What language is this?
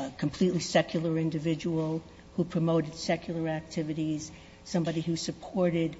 English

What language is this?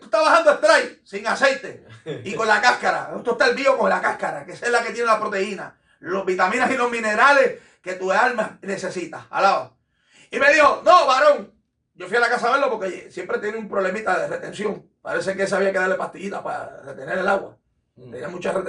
Spanish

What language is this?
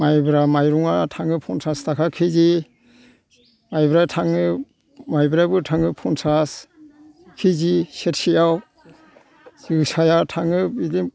Bodo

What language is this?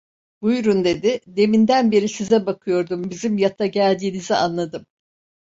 Turkish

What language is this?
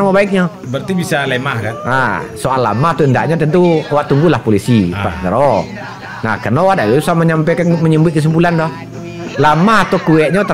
Indonesian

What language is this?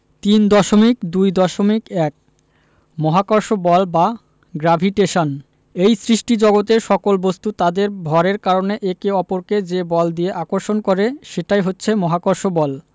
Bangla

